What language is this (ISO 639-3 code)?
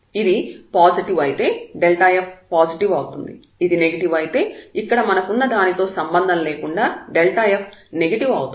tel